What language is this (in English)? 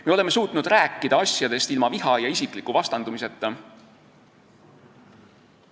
Estonian